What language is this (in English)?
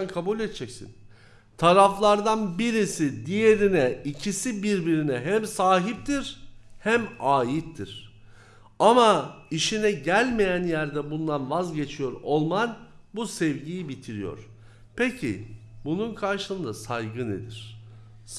Turkish